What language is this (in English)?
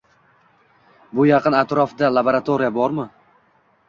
Uzbek